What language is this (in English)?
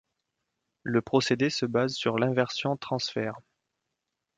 French